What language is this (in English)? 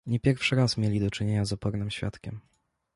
Polish